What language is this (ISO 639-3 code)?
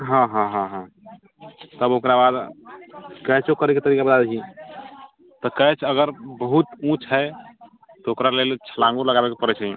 mai